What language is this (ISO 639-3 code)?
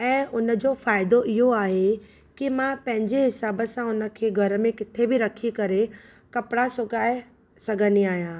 snd